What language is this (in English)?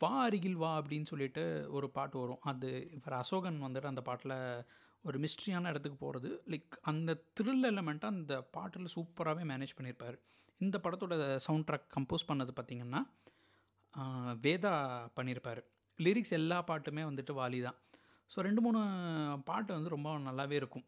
Tamil